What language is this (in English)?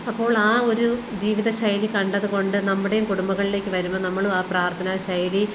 Malayalam